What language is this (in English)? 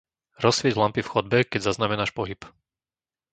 Slovak